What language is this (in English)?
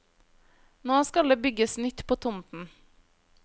Norwegian